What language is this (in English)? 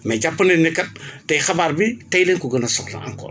Wolof